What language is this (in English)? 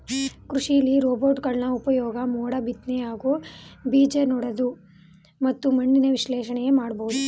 Kannada